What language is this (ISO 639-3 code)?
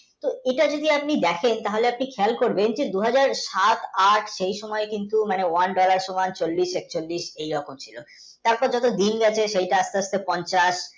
ben